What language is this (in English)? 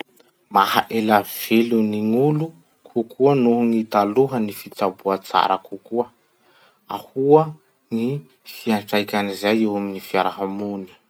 Masikoro Malagasy